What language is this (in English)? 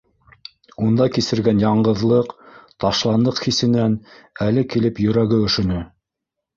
Bashkir